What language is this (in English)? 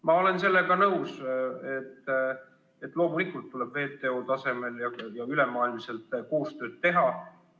Estonian